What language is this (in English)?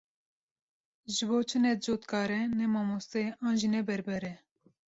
Kurdish